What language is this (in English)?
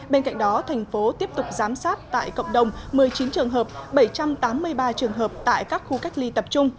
Vietnamese